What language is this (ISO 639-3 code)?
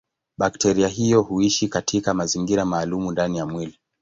swa